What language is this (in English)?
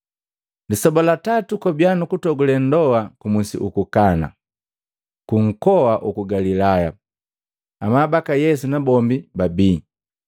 Matengo